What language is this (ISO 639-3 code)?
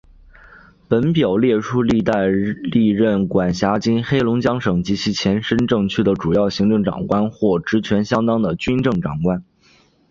zho